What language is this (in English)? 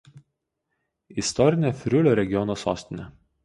Lithuanian